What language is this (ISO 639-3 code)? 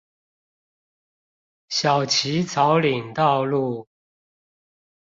zho